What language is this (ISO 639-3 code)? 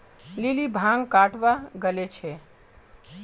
mag